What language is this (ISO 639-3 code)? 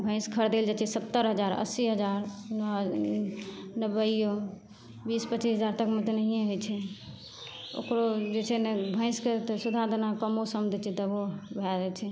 mai